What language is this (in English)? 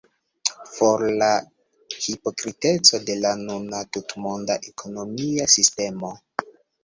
Esperanto